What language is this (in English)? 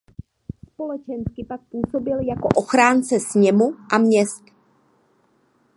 Czech